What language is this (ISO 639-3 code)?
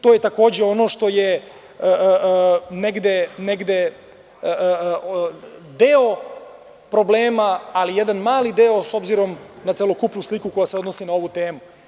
srp